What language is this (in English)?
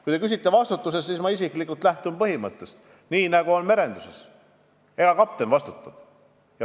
Estonian